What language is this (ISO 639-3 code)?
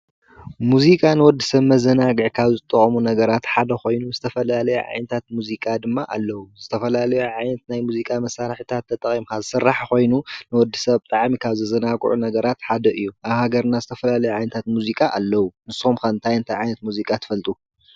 tir